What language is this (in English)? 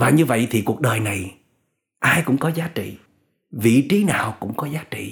Vietnamese